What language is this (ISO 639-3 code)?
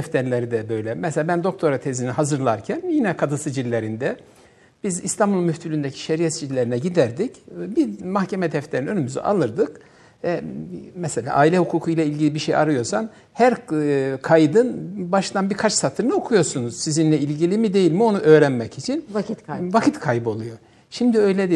tur